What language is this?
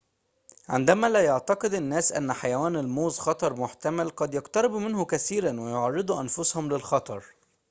Arabic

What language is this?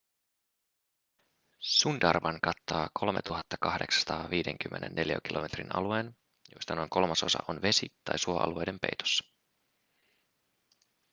Finnish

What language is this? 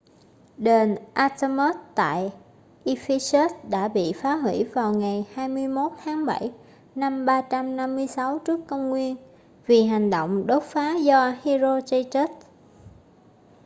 Vietnamese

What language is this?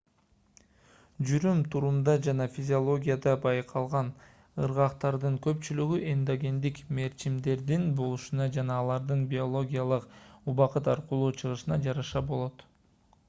Kyrgyz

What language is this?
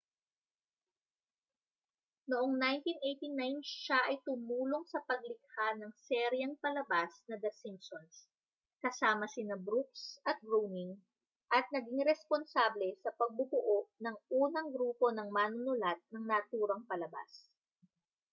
Filipino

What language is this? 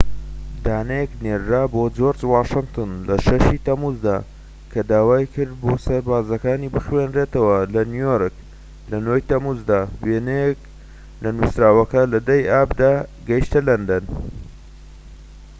Central Kurdish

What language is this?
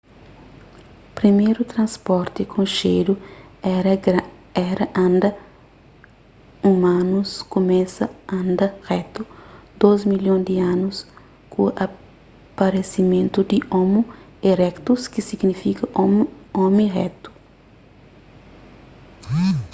Kabuverdianu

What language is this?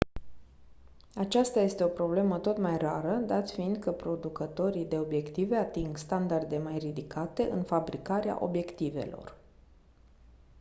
Romanian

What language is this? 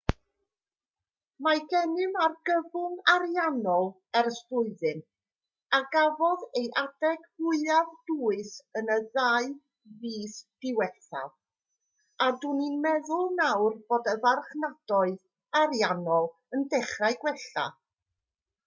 Welsh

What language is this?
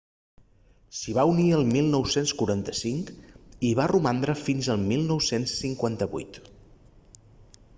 Catalan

